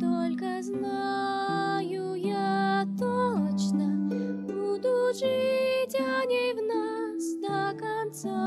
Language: Ukrainian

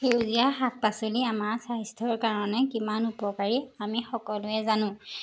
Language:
Assamese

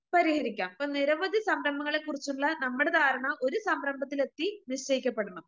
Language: Malayalam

